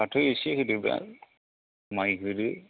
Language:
Bodo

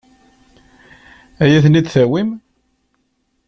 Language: Kabyle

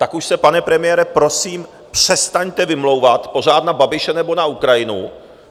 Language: Czech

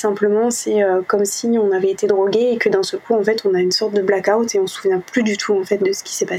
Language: French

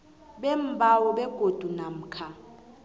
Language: South Ndebele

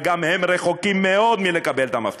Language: Hebrew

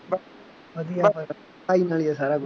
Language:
Punjabi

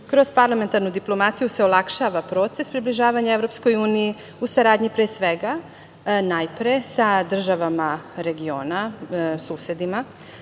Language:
Serbian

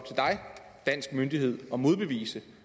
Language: Danish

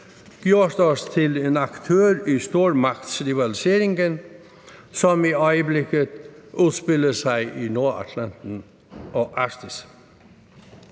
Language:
Danish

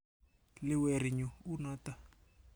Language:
Kalenjin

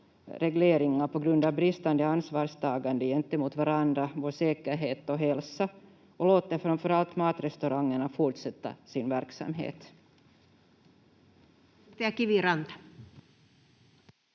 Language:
Finnish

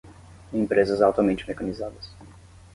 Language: Portuguese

